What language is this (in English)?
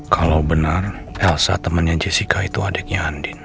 Indonesian